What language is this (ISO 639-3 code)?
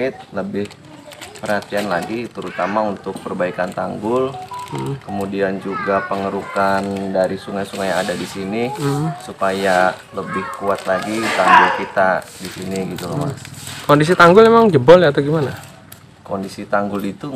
ind